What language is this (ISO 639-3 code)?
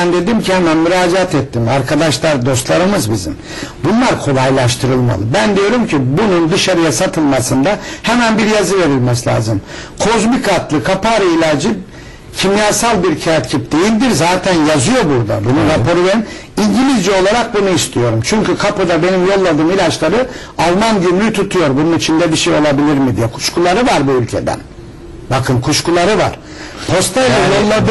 tur